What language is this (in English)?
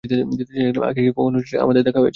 Bangla